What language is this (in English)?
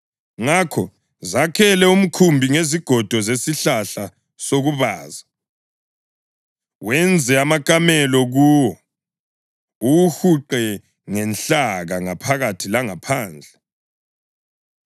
North Ndebele